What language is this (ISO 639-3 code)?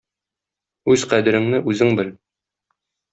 tat